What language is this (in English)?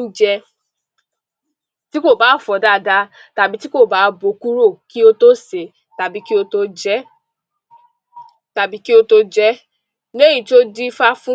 Yoruba